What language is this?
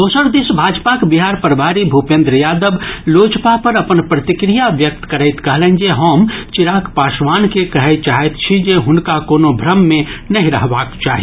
Maithili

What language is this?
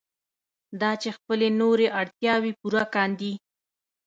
Pashto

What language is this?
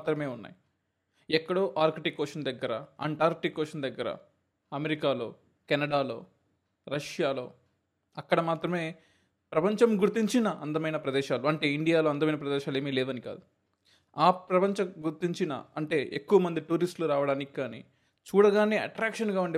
Telugu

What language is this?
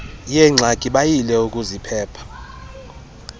Xhosa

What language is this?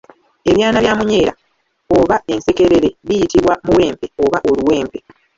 Ganda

